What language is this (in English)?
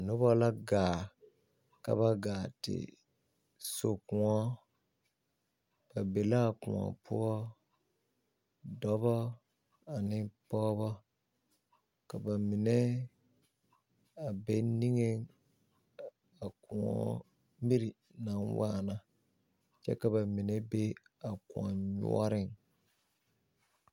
Southern Dagaare